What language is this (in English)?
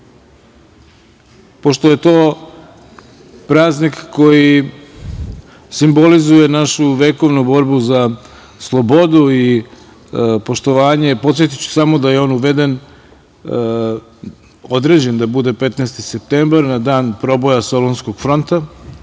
Serbian